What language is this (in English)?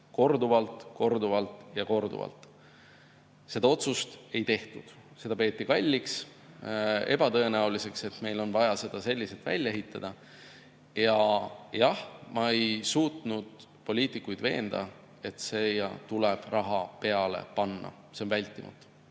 Estonian